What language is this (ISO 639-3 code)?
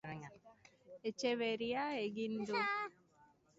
eus